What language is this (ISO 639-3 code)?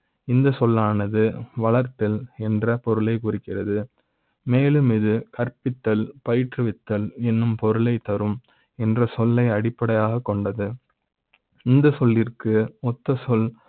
tam